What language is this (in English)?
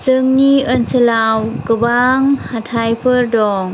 Bodo